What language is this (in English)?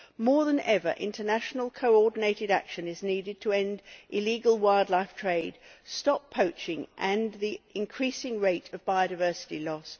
English